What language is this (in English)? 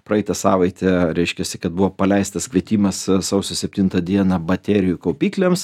Lithuanian